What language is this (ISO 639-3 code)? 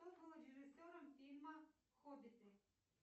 rus